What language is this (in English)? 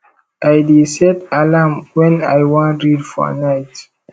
Nigerian Pidgin